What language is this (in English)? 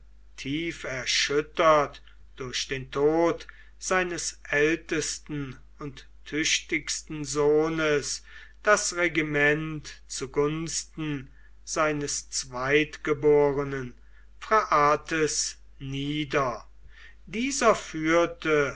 German